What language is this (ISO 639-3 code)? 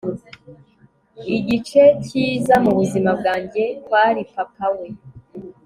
kin